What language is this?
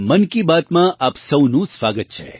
Gujarati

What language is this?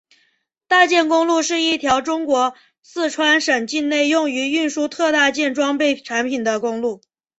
Chinese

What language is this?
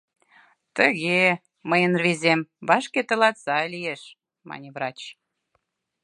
Mari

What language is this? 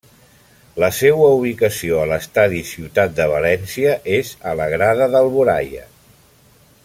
Catalan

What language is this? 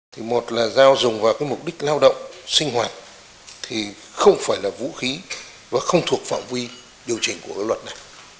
Vietnamese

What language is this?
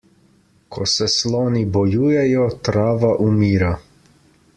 Slovenian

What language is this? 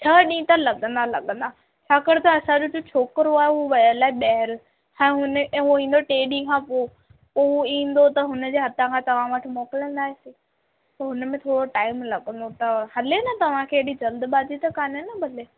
Sindhi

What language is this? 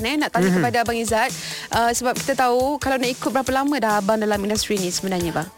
Malay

